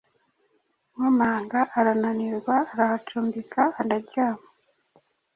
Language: Kinyarwanda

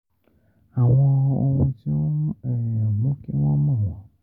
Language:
Yoruba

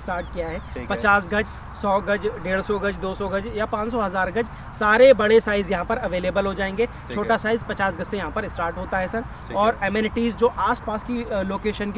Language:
Hindi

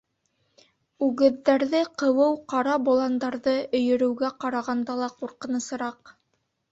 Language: Bashkir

